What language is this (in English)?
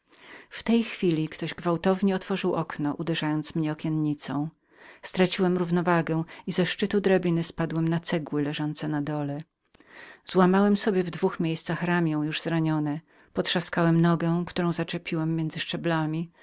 Polish